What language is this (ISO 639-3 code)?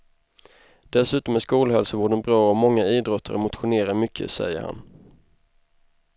swe